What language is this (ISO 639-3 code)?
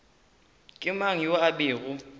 nso